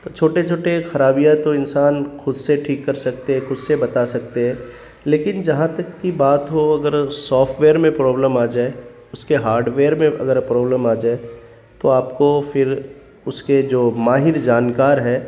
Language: Urdu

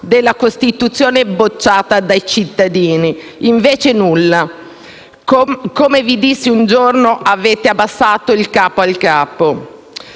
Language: Italian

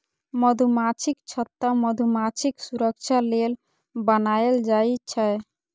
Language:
Maithili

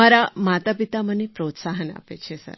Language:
Gujarati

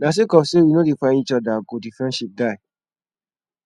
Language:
Nigerian Pidgin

